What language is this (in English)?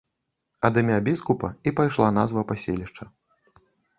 Belarusian